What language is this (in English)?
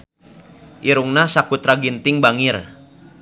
Sundanese